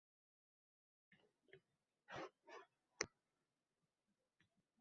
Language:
Uzbek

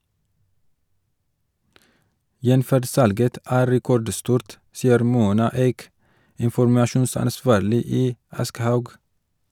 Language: Norwegian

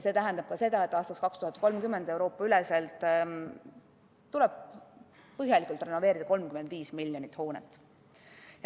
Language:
Estonian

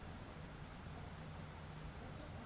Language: Bangla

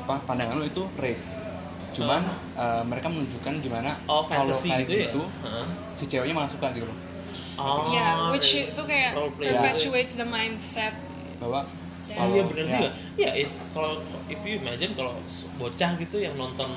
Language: Indonesian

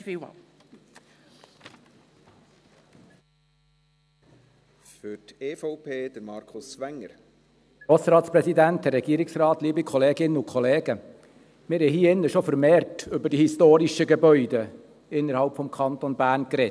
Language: Swiss German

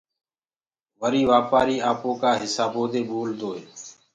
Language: Gurgula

